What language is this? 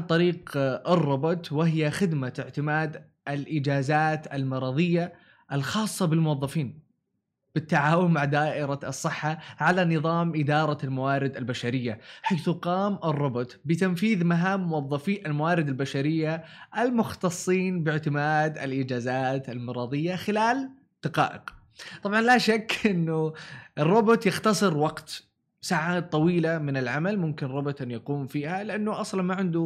Arabic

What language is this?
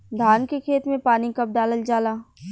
Bhojpuri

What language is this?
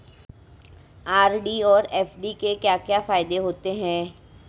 Hindi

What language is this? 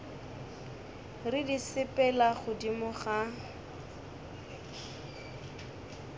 Northern Sotho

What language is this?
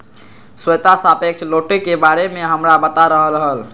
Magahi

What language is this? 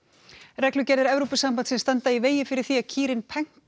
Icelandic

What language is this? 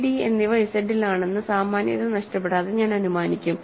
Malayalam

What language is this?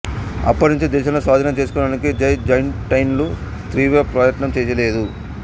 Telugu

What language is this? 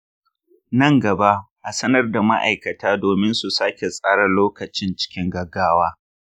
Hausa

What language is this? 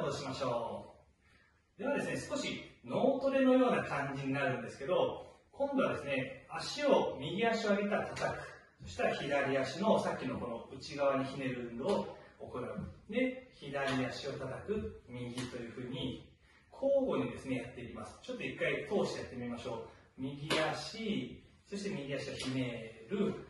Japanese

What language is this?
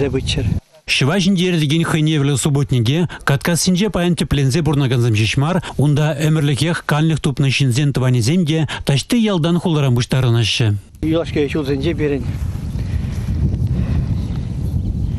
Russian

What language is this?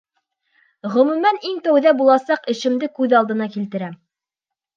Bashkir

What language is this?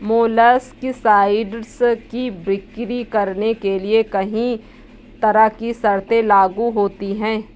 Hindi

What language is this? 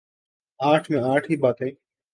Urdu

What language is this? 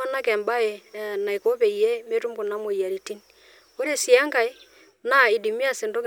Masai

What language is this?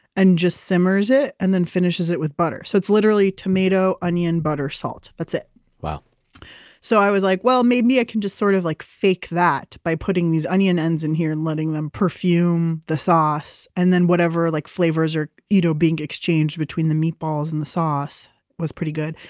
English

